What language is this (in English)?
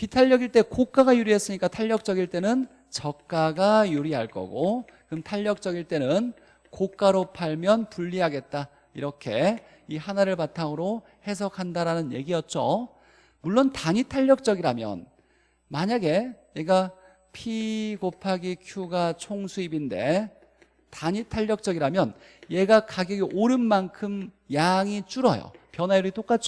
Korean